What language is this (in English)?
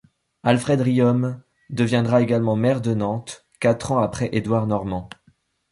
French